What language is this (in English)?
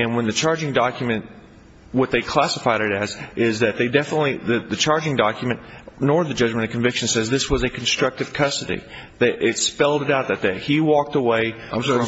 English